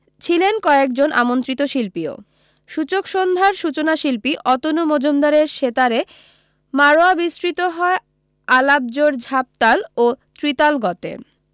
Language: Bangla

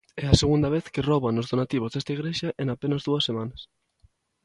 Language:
Galician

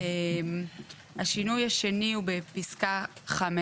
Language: Hebrew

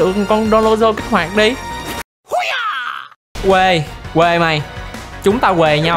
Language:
Vietnamese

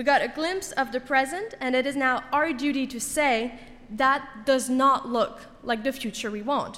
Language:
English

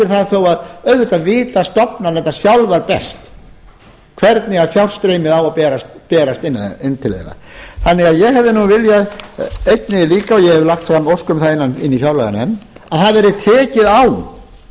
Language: Icelandic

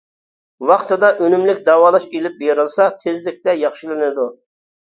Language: Uyghur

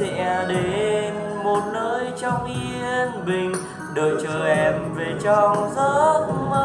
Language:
Vietnamese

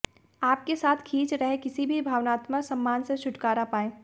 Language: Hindi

